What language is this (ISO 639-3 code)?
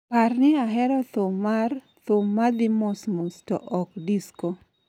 luo